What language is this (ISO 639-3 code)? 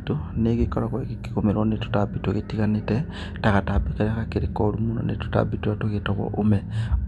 kik